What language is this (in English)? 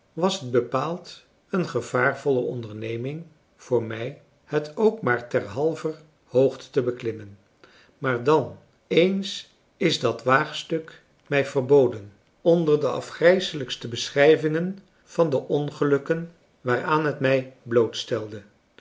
Dutch